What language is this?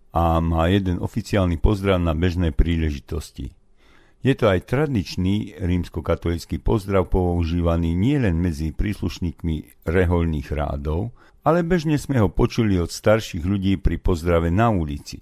Slovak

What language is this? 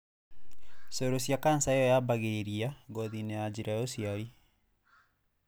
Kikuyu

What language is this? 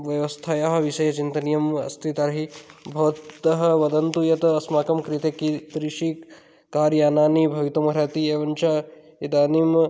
Sanskrit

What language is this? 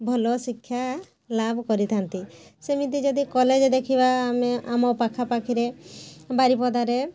Odia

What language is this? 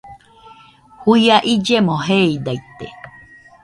Nüpode Huitoto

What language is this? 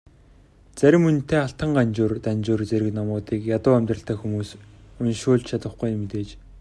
Mongolian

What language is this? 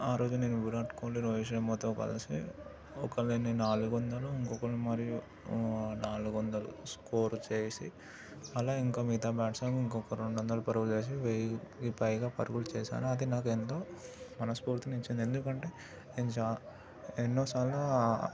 Telugu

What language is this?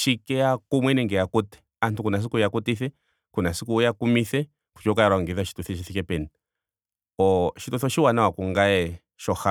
Ndonga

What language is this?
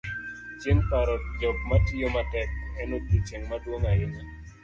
Luo (Kenya and Tanzania)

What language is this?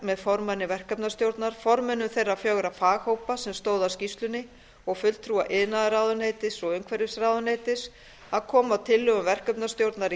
Icelandic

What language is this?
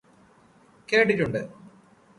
Malayalam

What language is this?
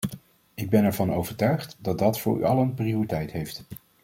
Dutch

